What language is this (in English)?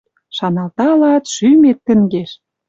Western Mari